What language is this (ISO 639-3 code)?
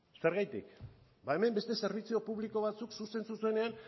eus